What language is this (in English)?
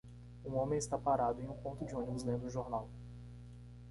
Portuguese